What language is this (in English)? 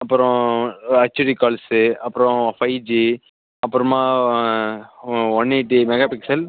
Tamil